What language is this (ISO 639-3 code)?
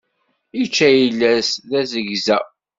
kab